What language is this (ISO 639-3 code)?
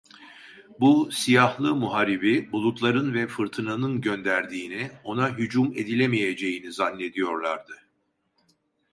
tur